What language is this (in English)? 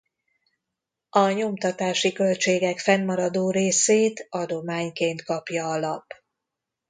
Hungarian